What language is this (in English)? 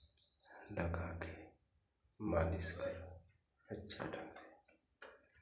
Hindi